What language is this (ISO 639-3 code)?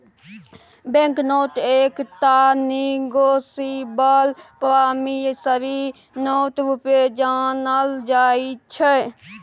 mai